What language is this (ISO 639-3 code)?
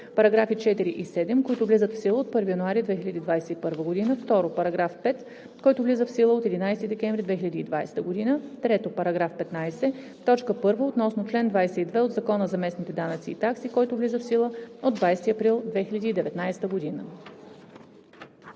bul